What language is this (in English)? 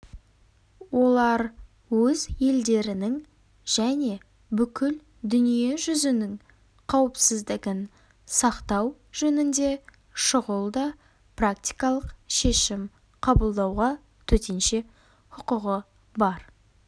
Kazakh